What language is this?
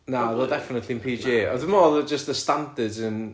Welsh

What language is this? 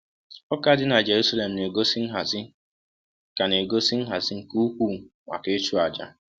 Igbo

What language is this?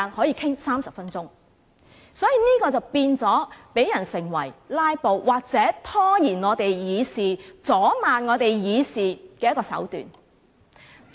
Cantonese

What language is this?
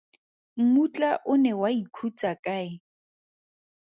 Tswana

